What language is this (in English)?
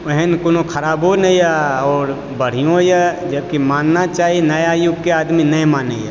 Maithili